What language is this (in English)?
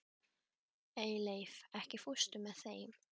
Icelandic